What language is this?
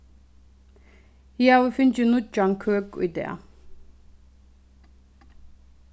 Faroese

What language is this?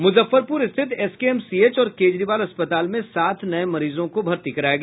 Hindi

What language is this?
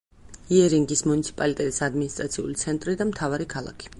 Georgian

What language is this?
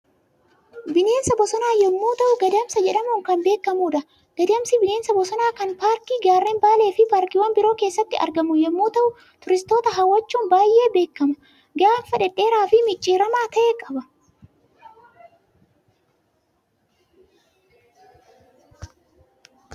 Oromo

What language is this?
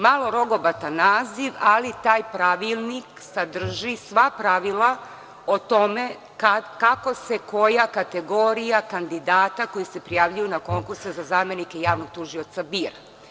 Serbian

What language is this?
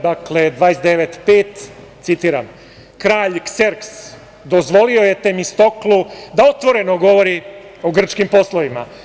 Serbian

